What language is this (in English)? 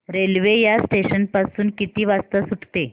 Marathi